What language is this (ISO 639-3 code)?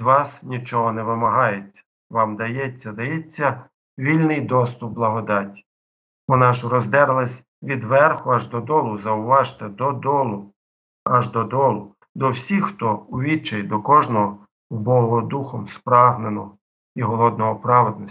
ukr